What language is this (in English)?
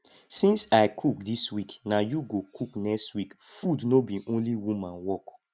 Nigerian Pidgin